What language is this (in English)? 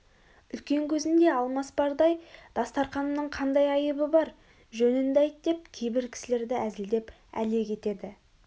Kazakh